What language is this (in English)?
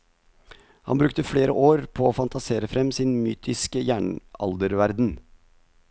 Norwegian